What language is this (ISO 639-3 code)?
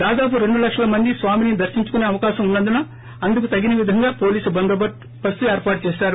tel